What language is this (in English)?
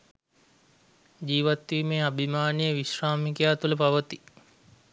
Sinhala